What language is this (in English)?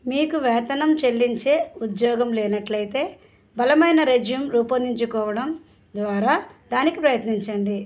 Telugu